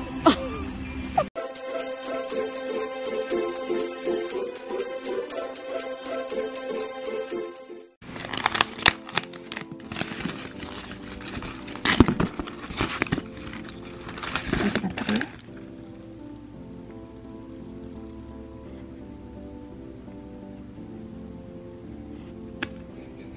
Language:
Korean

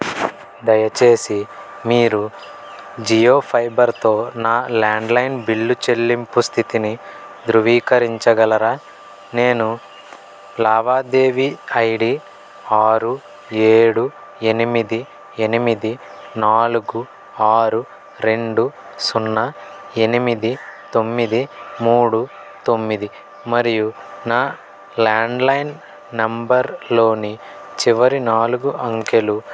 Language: Telugu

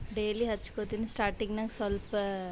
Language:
Kannada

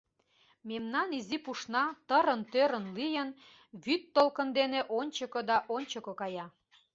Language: Mari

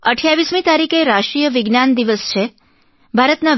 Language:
Gujarati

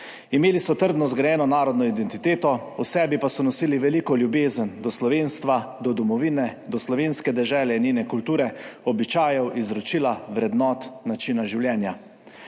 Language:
Slovenian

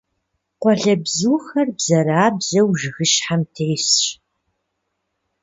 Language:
Kabardian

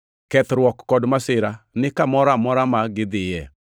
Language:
Luo (Kenya and Tanzania)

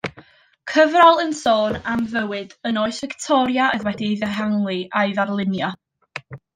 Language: Welsh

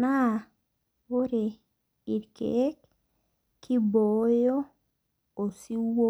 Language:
Masai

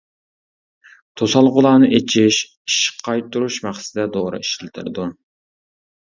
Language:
Uyghur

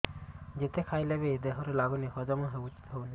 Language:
Odia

